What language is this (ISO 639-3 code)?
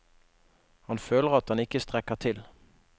nor